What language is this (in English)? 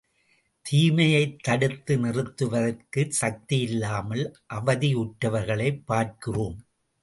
Tamil